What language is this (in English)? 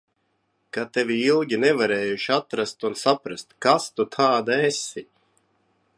Latvian